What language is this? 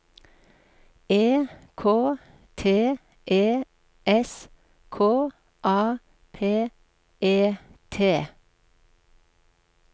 Norwegian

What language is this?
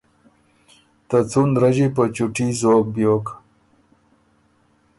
Ormuri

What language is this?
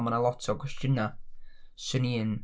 Welsh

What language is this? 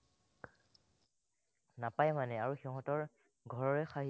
Assamese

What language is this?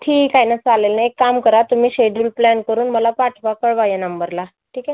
Marathi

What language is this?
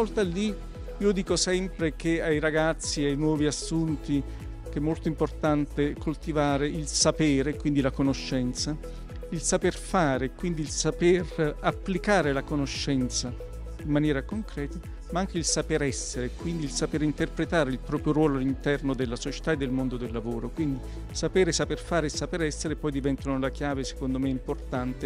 Italian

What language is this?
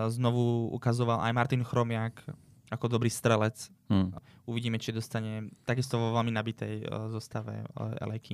Slovak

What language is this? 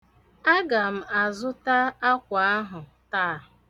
Igbo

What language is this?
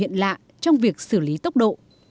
Vietnamese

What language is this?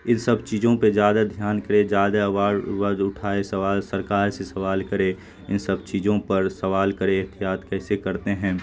Urdu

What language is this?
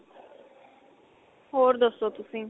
Punjabi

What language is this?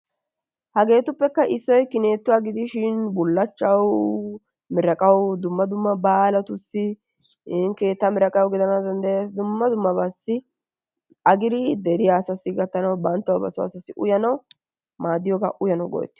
Wolaytta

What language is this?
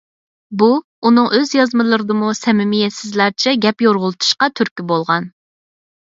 Uyghur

